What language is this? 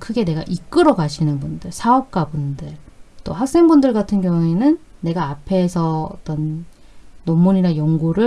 Korean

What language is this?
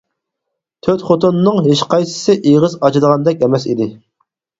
Uyghur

